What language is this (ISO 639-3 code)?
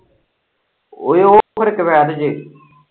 pan